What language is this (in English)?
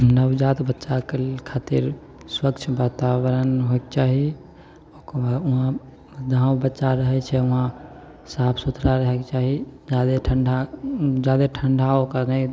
Maithili